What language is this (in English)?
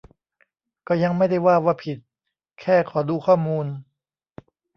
Thai